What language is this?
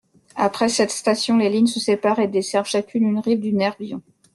French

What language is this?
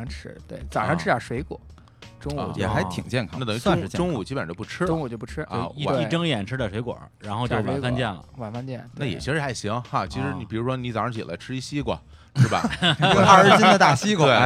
Chinese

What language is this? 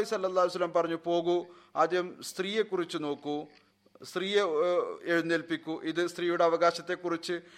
Malayalam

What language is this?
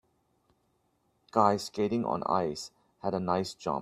English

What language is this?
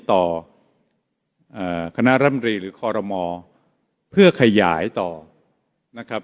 Thai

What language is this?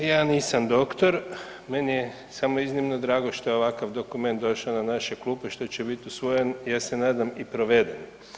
Croatian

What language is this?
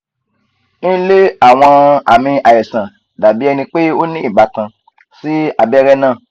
Yoruba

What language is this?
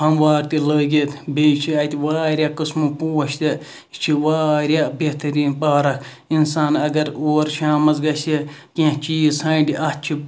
Kashmiri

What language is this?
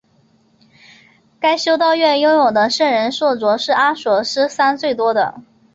Chinese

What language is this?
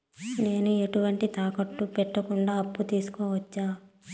Telugu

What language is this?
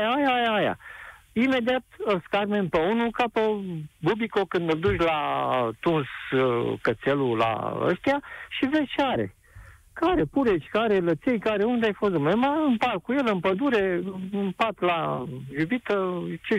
Romanian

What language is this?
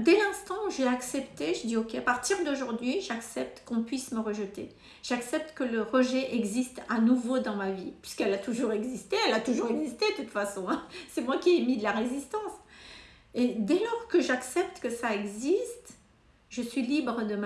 French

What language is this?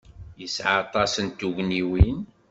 Kabyle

